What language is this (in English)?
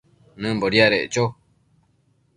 Matsés